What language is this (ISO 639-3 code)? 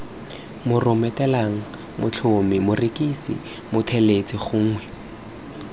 tsn